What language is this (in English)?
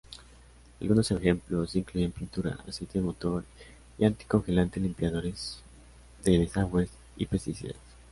Spanish